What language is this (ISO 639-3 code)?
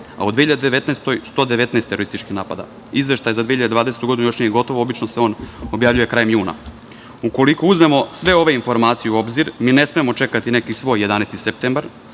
srp